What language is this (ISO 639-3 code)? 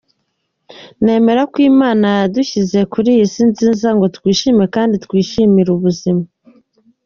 kin